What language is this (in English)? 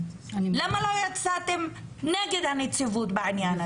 Hebrew